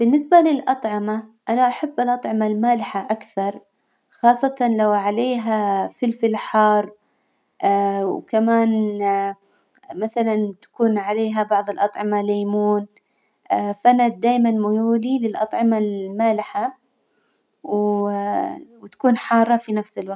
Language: Hijazi Arabic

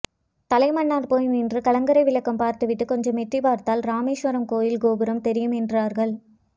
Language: Tamil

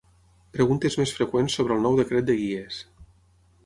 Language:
Catalan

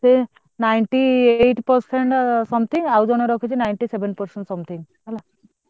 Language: Odia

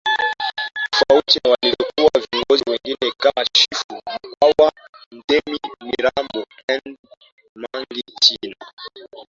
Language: Swahili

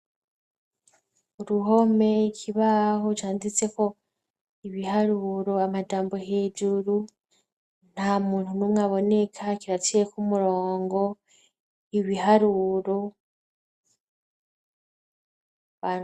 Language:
Rundi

